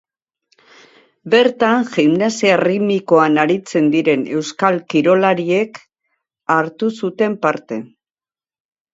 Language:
Basque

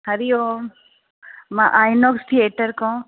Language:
Sindhi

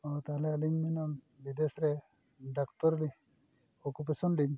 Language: Santali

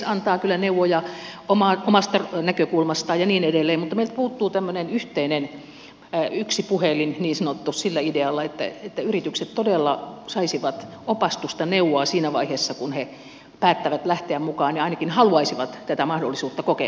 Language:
Finnish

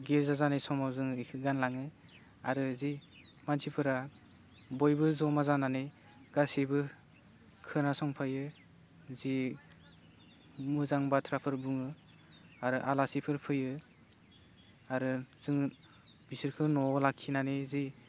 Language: Bodo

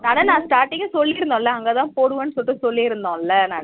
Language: Tamil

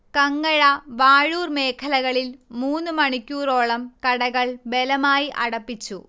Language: Malayalam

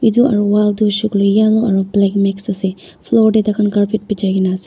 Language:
Naga Pidgin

